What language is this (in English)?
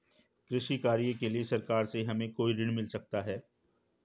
Hindi